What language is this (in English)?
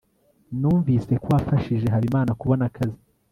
Kinyarwanda